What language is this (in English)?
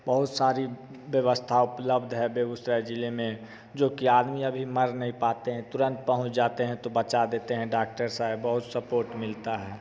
Hindi